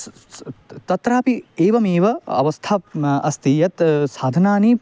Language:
Sanskrit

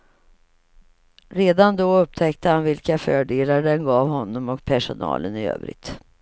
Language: Swedish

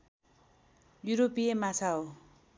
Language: Nepali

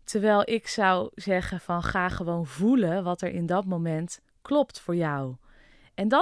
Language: Dutch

